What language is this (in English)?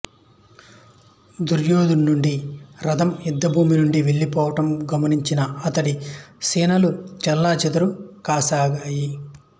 Telugu